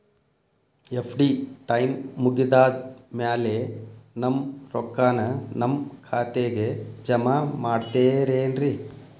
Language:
Kannada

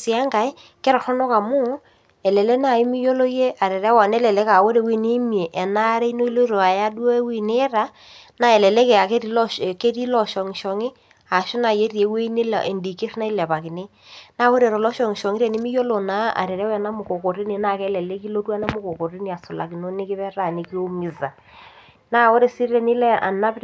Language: Masai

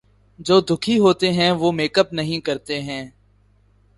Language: Urdu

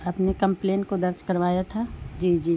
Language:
Urdu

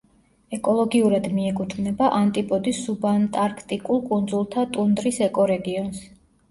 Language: Georgian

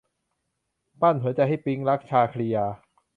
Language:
Thai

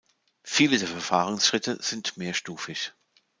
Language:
German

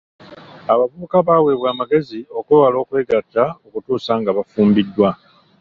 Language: Ganda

